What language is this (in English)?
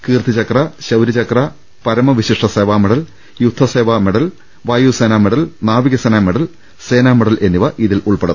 Malayalam